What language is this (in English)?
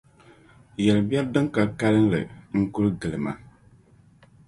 Dagbani